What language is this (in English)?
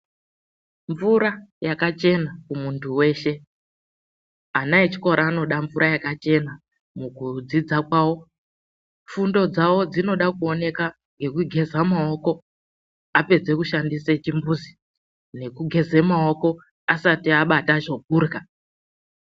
Ndau